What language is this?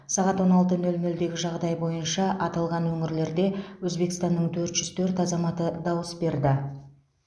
Kazakh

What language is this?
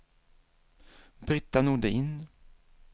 Swedish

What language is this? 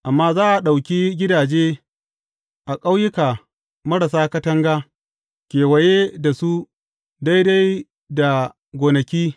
Hausa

